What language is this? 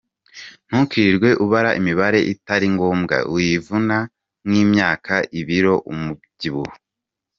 Kinyarwanda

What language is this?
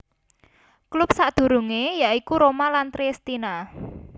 Javanese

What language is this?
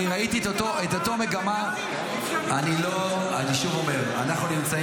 Hebrew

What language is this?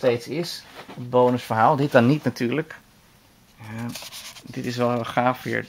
Dutch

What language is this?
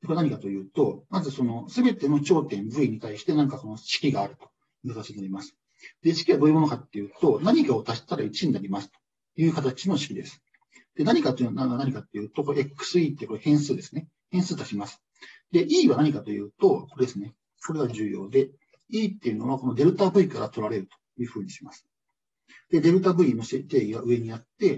Japanese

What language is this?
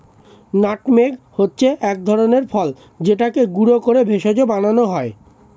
Bangla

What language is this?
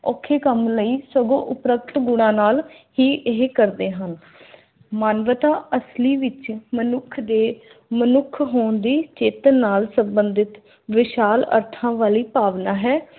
Punjabi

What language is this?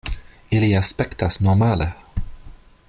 Esperanto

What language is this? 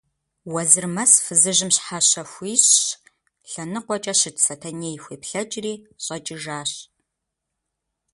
Kabardian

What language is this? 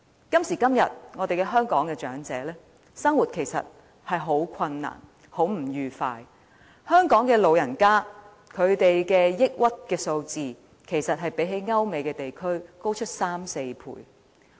Cantonese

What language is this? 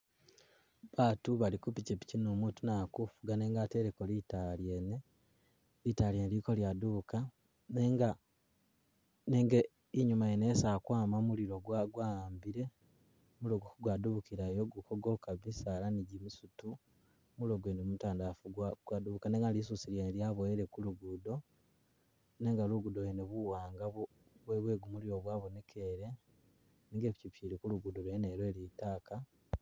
Masaaba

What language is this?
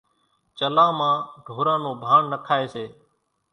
Kachi Koli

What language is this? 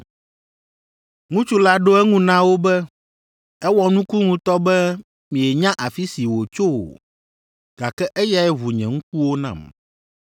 Ewe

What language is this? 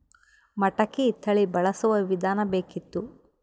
Kannada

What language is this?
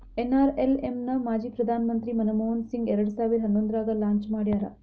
Kannada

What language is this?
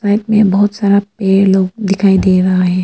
Hindi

